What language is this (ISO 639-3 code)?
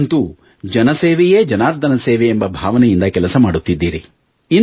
kan